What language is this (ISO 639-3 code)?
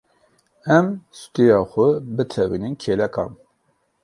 kur